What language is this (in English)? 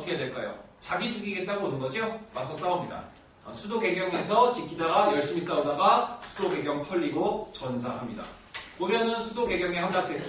Korean